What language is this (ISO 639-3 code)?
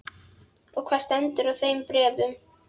isl